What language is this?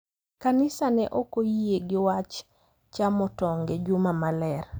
Luo (Kenya and Tanzania)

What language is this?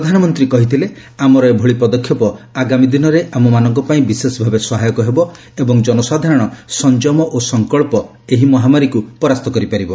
Odia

